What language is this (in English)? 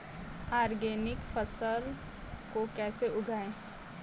Hindi